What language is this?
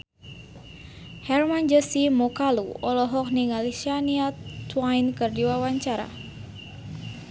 Sundanese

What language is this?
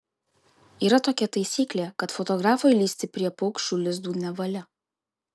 Lithuanian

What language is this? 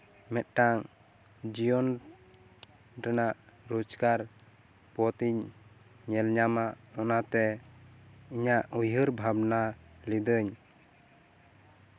Santali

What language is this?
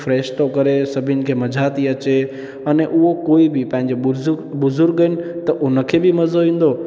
Sindhi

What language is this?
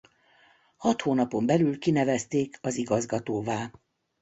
Hungarian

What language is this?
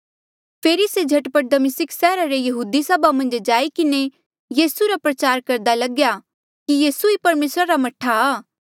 Mandeali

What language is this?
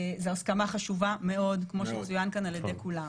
Hebrew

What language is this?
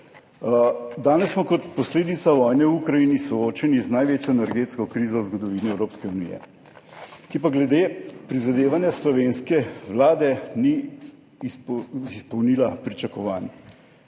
Slovenian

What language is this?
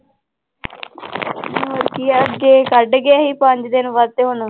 Punjabi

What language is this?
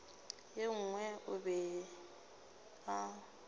Northern Sotho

